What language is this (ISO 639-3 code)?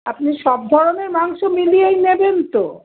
ben